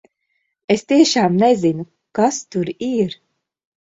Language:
Latvian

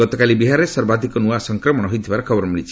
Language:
Odia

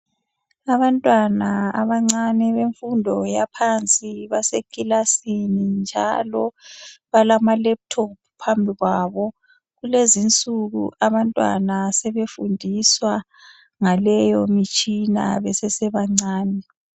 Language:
North Ndebele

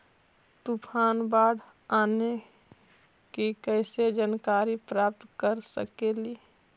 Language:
Magahi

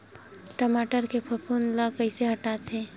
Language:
Chhattisgarhi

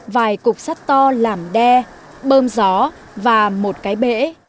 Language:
Vietnamese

